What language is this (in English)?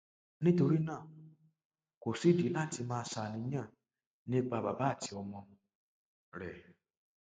Yoruba